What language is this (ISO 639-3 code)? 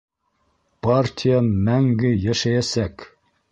bak